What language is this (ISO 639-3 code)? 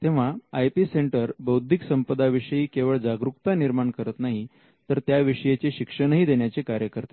mar